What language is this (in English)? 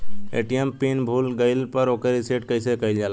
Bhojpuri